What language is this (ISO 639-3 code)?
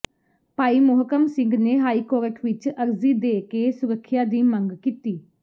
pan